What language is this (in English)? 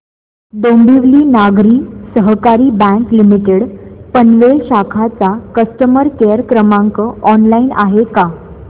Marathi